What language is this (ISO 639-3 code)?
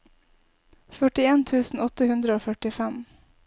nor